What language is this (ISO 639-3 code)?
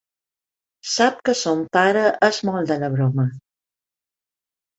cat